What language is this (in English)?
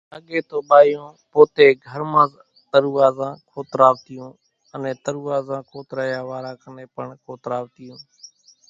Kachi Koli